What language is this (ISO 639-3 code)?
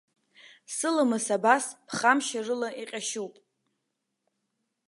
abk